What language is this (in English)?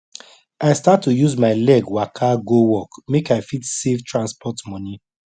Nigerian Pidgin